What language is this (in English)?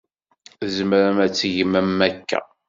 Kabyle